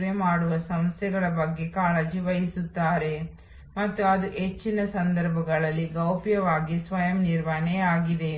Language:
Kannada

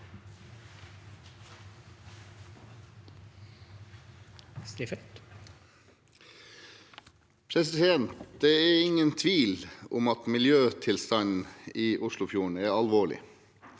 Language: Norwegian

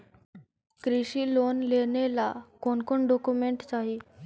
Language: Magahi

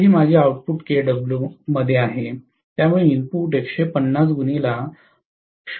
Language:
Marathi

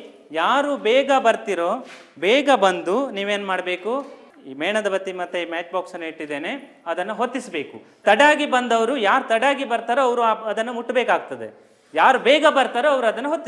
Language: Italian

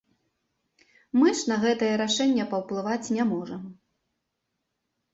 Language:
Belarusian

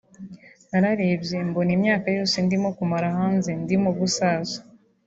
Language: Kinyarwanda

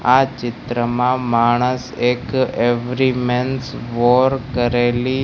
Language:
Gujarati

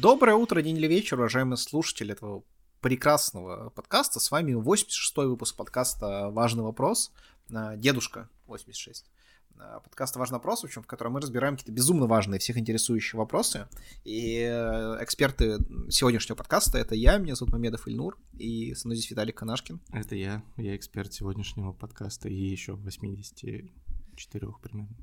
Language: Russian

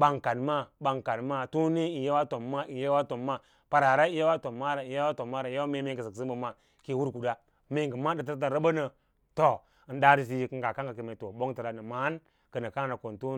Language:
Lala-Roba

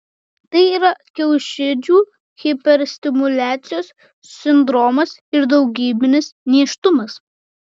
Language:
Lithuanian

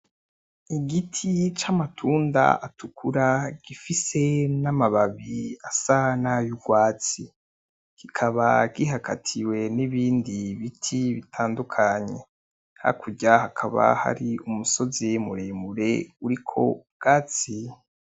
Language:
Rundi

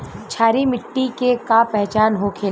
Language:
Bhojpuri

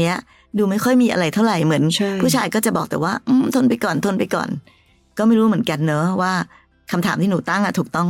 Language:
Thai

